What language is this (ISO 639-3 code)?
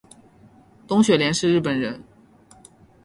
zho